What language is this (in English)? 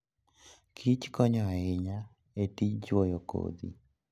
Luo (Kenya and Tanzania)